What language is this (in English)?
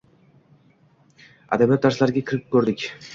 Uzbek